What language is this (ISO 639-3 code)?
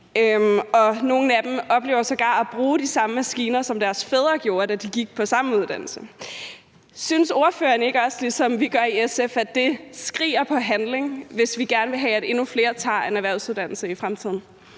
dan